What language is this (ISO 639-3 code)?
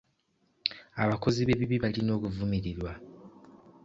lug